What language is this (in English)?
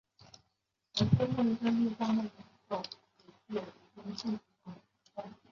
Chinese